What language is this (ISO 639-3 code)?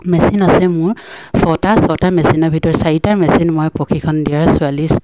asm